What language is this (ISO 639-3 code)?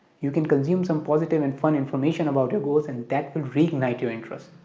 eng